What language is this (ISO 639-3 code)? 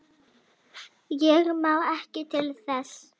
isl